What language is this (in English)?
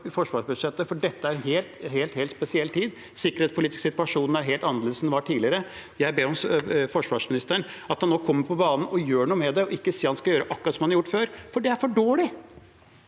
Norwegian